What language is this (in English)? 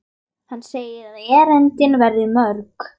Icelandic